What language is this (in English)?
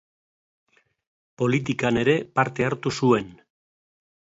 Basque